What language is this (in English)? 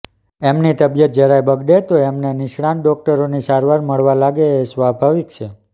Gujarati